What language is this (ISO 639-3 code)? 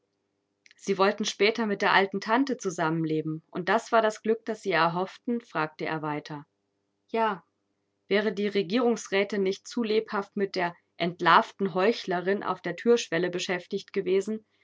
deu